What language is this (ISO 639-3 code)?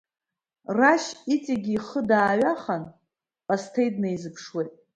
abk